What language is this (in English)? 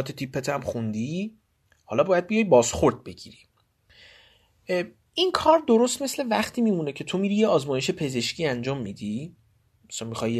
Persian